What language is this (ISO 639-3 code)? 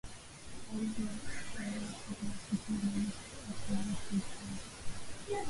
swa